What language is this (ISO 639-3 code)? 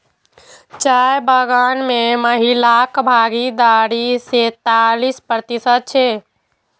mai